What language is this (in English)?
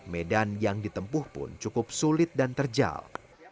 Indonesian